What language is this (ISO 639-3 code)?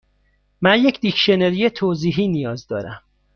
fas